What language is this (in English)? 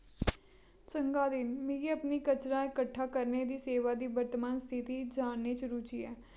Dogri